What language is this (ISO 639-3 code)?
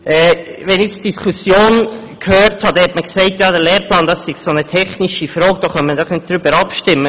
gsw